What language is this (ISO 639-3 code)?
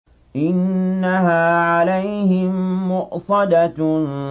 ara